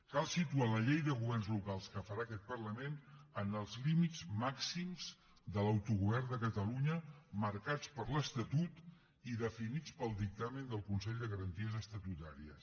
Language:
Catalan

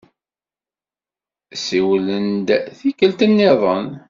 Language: Kabyle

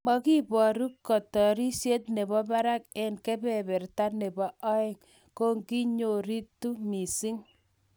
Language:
Kalenjin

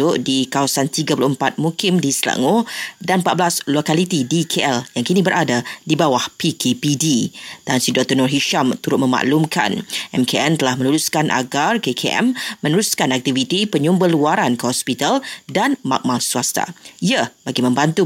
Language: Malay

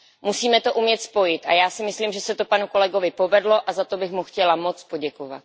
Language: Czech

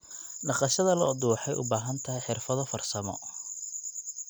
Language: Somali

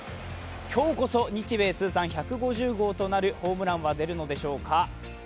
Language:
Japanese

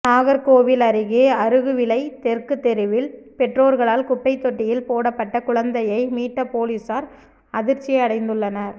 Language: Tamil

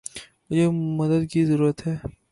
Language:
Urdu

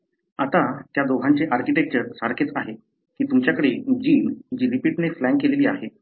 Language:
Marathi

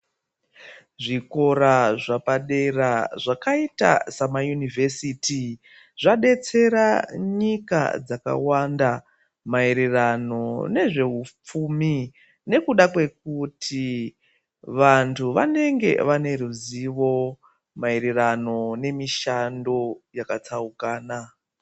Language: Ndau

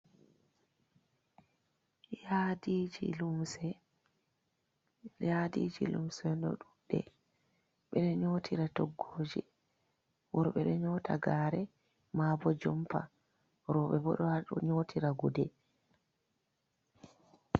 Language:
Fula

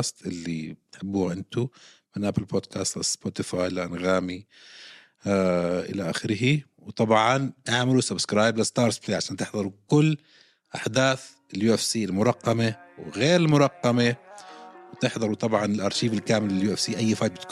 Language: Arabic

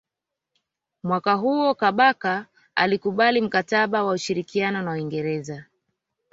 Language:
Swahili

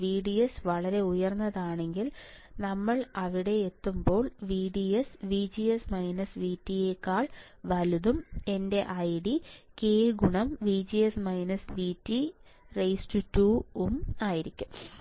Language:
Malayalam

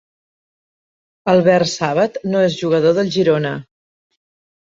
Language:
Catalan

